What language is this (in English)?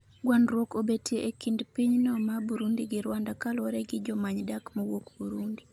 Luo (Kenya and Tanzania)